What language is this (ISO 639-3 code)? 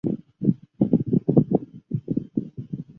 zho